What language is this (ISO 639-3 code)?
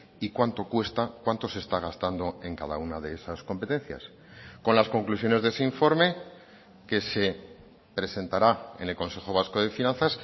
spa